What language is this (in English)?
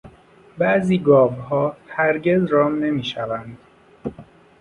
Persian